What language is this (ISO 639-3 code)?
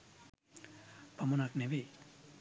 sin